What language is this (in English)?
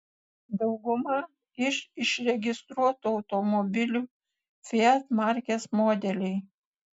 Lithuanian